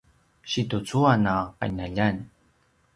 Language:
Paiwan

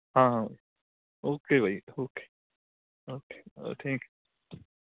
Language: Punjabi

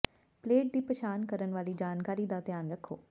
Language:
Punjabi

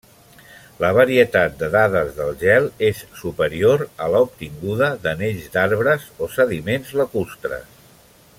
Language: Catalan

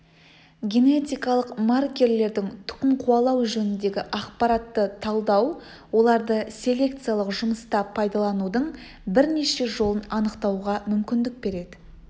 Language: Kazakh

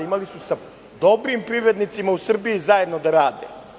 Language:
Serbian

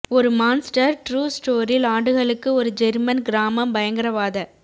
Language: Tamil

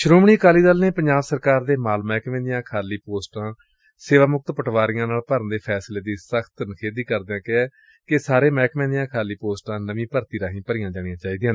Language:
Punjabi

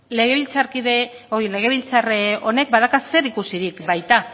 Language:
Basque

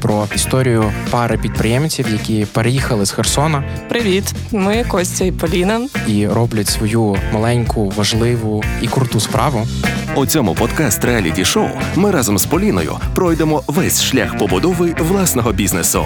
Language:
Ukrainian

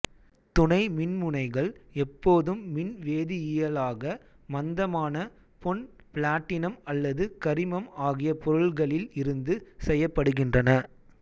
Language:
Tamil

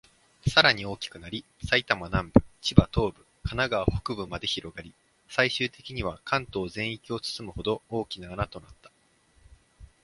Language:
Japanese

